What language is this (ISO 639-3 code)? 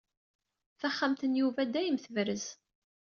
kab